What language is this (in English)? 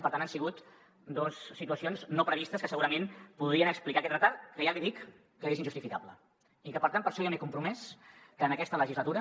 Catalan